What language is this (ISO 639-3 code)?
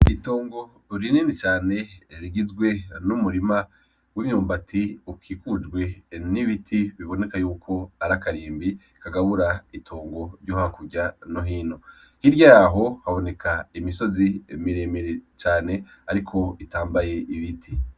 run